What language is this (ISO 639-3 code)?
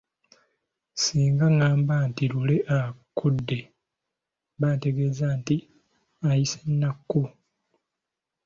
lug